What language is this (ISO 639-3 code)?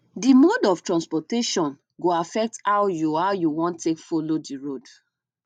pcm